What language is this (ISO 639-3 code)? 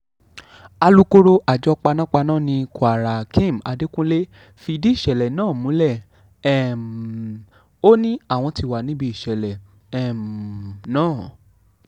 yor